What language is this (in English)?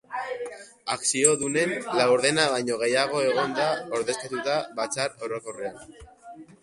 Basque